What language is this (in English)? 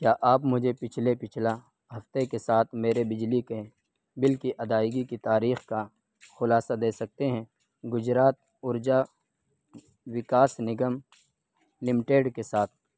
Urdu